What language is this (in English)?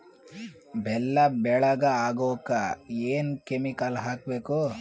Kannada